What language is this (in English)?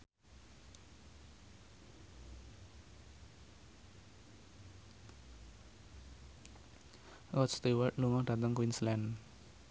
Javanese